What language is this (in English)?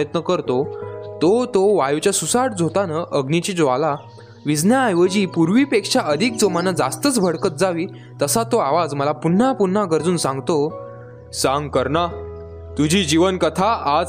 Marathi